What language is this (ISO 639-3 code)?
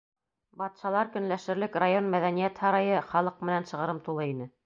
bak